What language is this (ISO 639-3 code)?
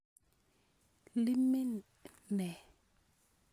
kln